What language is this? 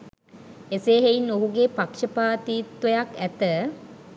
Sinhala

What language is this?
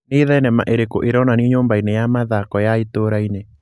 Kikuyu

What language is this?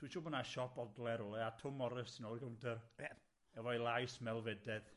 Welsh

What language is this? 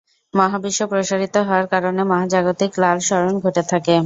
Bangla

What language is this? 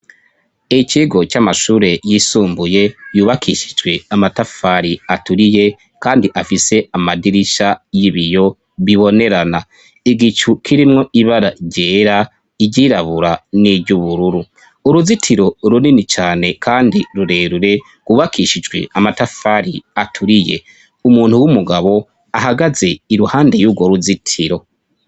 Rundi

